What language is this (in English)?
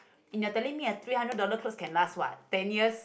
English